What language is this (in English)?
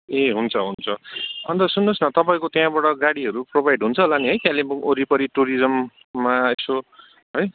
Nepali